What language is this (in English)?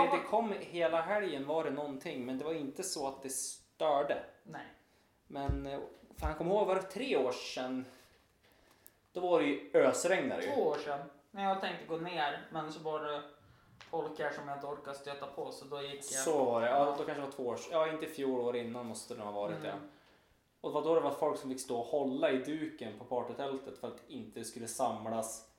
Swedish